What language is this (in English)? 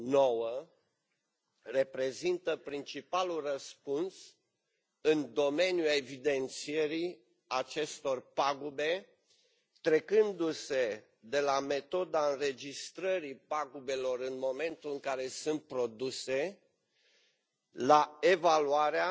Romanian